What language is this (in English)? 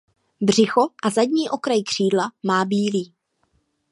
Czech